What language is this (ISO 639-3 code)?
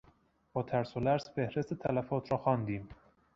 fas